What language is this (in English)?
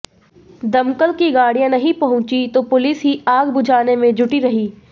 Hindi